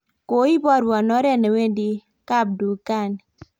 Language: Kalenjin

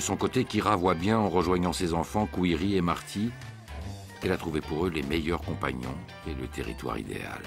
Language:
French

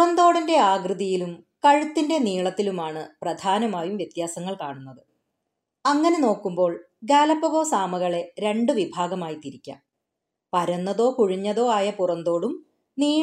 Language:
Malayalam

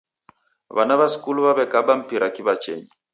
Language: Taita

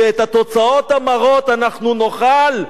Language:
Hebrew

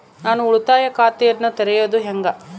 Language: Kannada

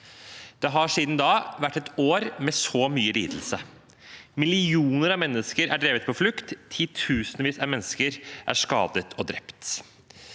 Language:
Norwegian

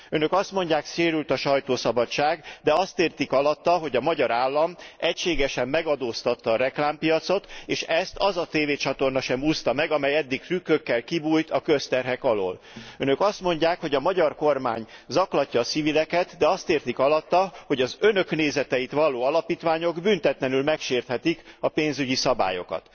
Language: Hungarian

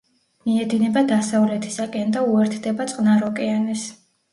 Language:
Georgian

